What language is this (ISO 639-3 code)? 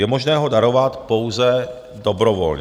ces